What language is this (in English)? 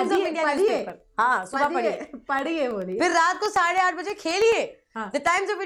Dutch